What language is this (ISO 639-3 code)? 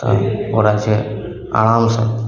mai